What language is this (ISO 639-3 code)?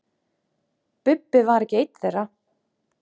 isl